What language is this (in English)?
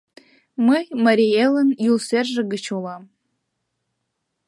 Mari